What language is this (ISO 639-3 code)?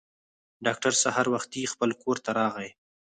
pus